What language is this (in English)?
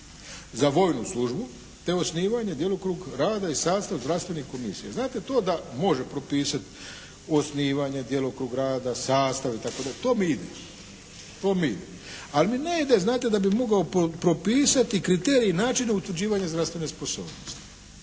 Croatian